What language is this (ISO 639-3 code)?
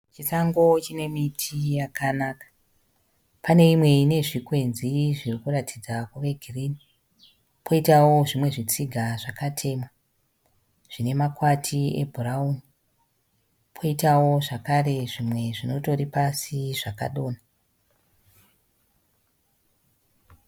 sna